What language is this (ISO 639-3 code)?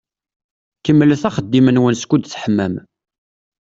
kab